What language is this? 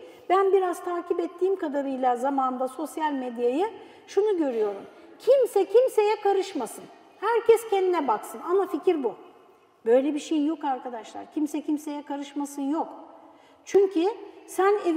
Turkish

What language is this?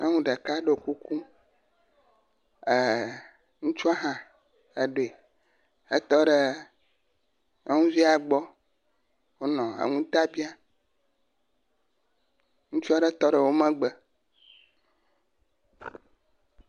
Ewe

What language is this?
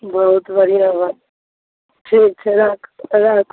Maithili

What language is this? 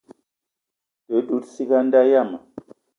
Eton (Cameroon)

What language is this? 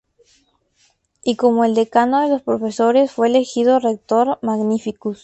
Spanish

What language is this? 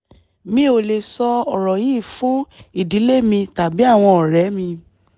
Yoruba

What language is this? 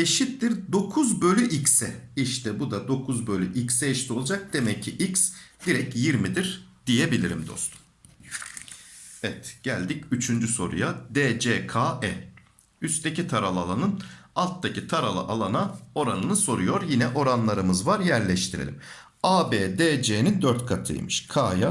Turkish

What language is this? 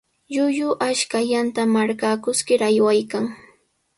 Sihuas Ancash Quechua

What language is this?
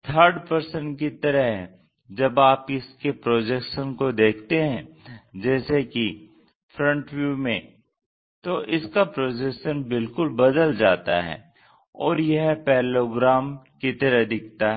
Hindi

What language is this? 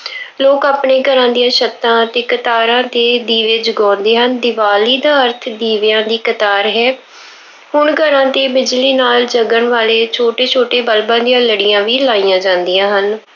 Punjabi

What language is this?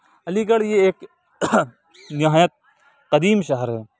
Urdu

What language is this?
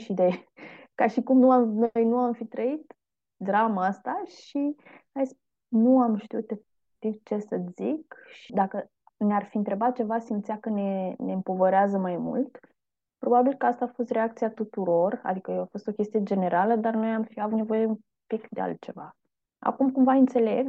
Romanian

